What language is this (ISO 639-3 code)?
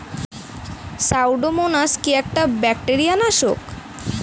ben